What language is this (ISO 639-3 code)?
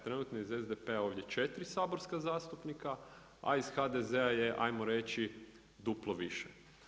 hrv